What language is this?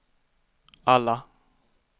Swedish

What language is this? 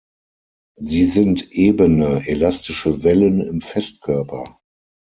German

